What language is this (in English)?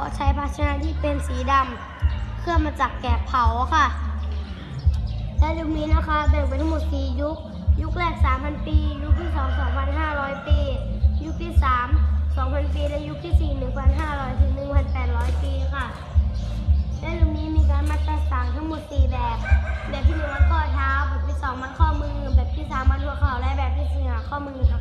Thai